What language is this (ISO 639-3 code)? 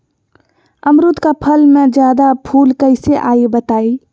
mag